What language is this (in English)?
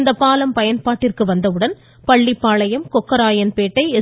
Tamil